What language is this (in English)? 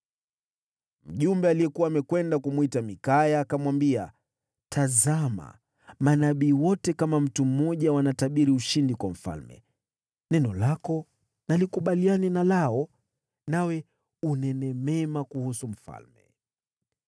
Swahili